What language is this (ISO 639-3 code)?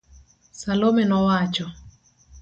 luo